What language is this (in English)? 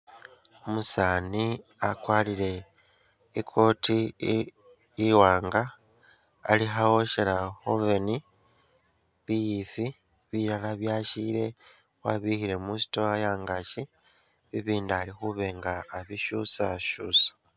Masaaba